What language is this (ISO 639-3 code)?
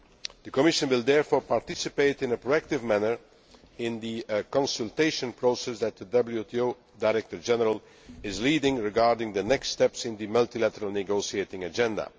eng